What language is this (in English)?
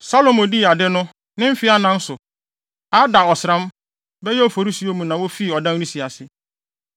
Akan